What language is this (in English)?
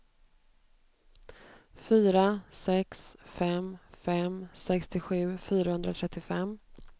Swedish